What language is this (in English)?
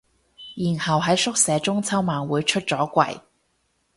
Cantonese